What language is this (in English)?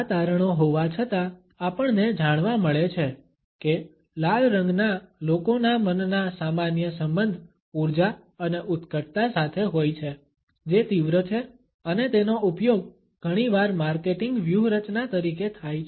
Gujarati